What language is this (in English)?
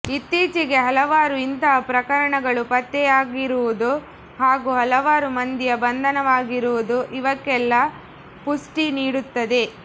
Kannada